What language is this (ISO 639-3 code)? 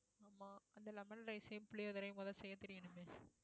tam